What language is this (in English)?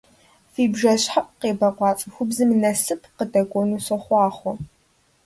Kabardian